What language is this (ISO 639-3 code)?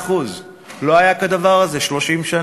heb